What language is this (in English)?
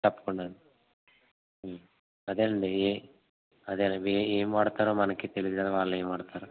Telugu